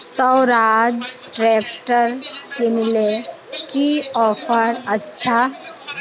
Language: Magahi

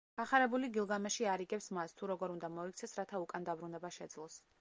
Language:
Georgian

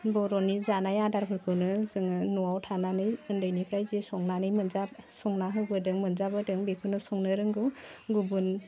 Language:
Bodo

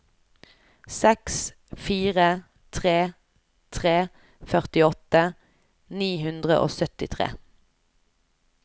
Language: Norwegian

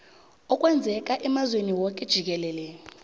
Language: South Ndebele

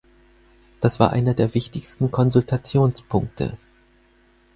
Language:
German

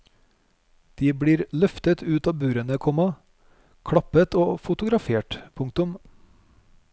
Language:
Norwegian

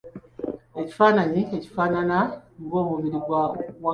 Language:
Ganda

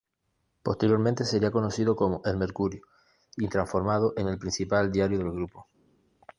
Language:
Spanish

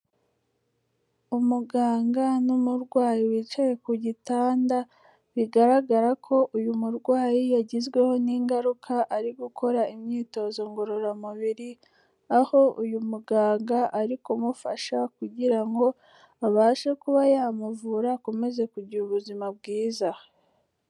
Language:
Kinyarwanda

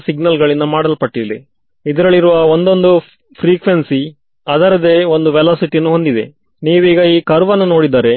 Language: Kannada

